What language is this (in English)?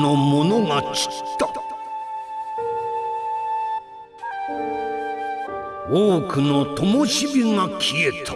Japanese